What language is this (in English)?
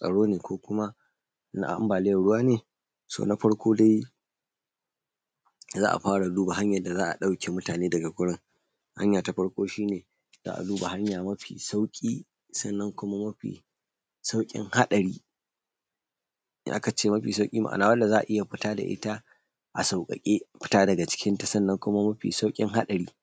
Hausa